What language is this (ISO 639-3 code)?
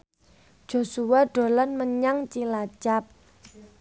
jav